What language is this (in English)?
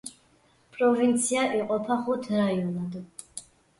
Georgian